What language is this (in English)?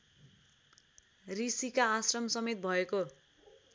Nepali